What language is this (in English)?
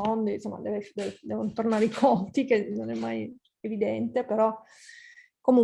Italian